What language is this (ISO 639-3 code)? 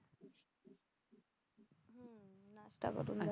mar